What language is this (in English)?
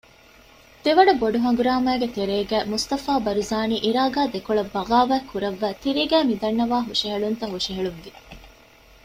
Divehi